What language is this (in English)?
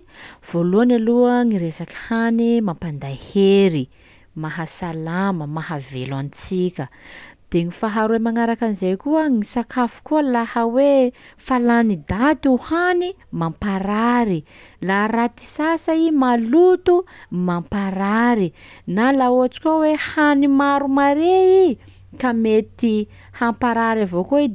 Sakalava Malagasy